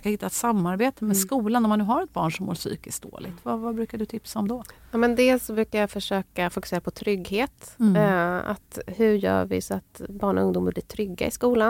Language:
Swedish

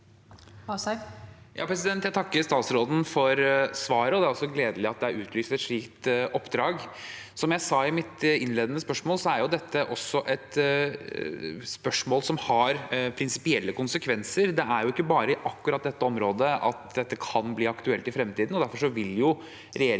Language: Norwegian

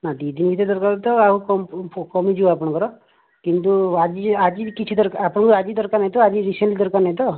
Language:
Odia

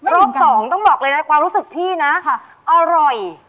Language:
Thai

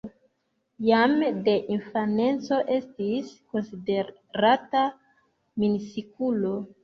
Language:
Esperanto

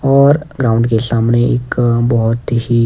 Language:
Hindi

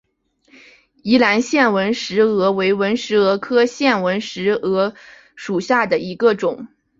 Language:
Chinese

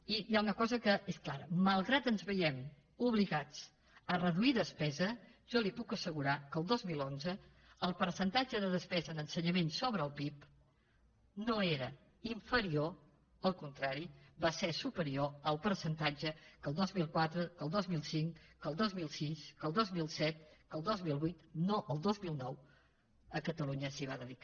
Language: Catalan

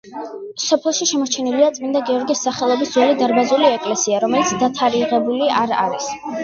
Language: Georgian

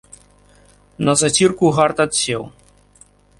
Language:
Belarusian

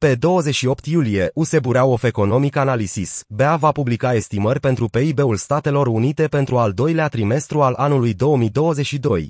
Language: Romanian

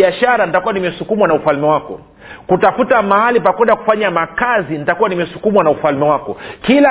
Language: Swahili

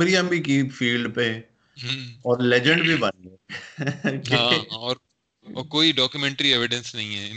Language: Urdu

